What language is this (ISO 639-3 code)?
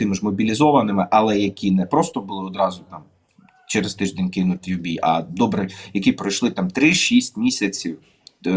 ukr